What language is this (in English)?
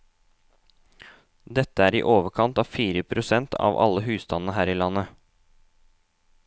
Norwegian